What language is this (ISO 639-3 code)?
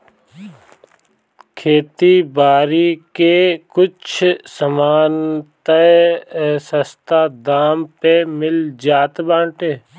bho